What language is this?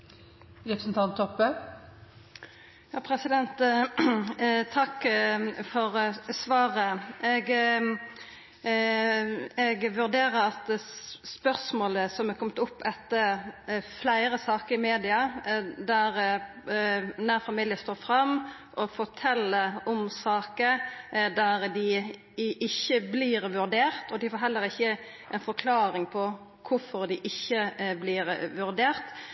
Norwegian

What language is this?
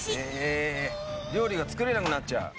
Japanese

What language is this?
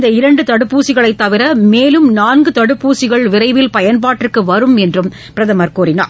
Tamil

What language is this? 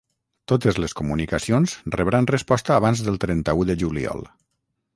Catalan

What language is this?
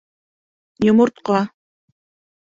Bashkir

